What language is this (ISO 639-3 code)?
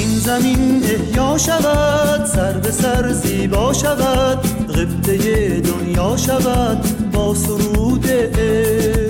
fas